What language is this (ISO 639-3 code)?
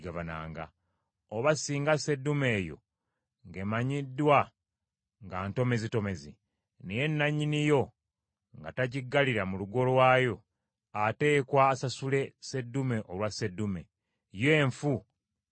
lug